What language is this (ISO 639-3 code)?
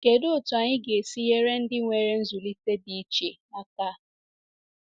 ibo